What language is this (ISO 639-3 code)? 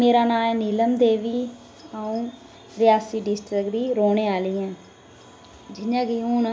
doi